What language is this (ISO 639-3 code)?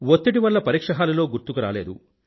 tel